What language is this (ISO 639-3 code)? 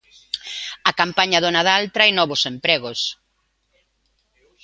glg